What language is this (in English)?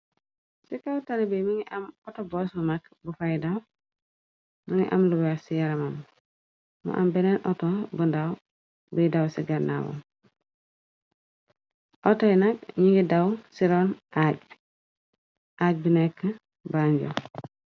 Wolof